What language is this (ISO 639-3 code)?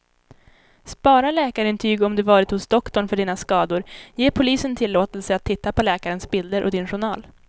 swe